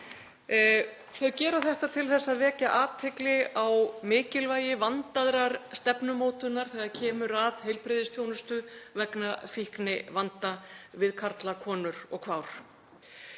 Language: Icelandic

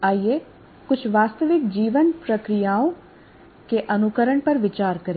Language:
Hindi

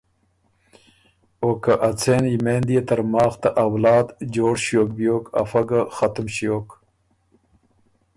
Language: Ormuri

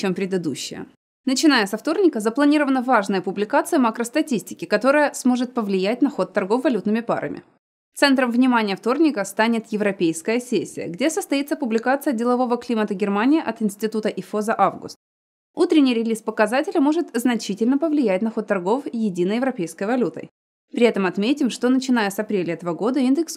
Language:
Russian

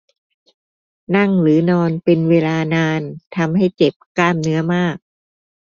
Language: Thai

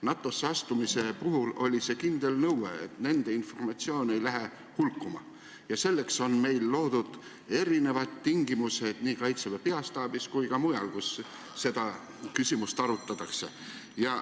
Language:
Estonian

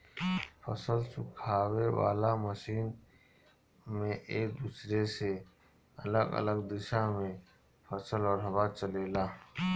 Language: Bhojpuri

